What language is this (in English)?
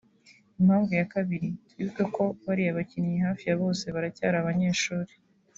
Kinyarwanda